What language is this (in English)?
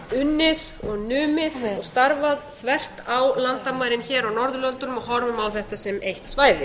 Icelandic